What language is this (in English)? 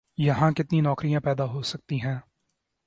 Urdu